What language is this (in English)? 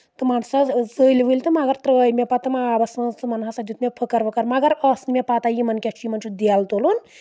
Kashmiri